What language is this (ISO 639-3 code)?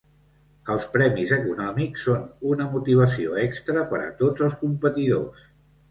cat